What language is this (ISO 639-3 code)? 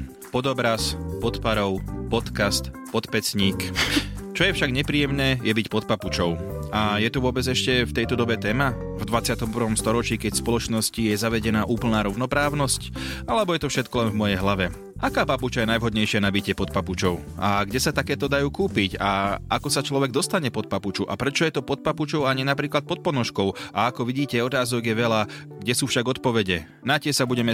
slk